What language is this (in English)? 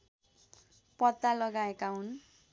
Nepali